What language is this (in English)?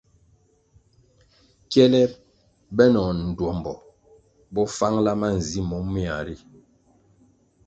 Kwasio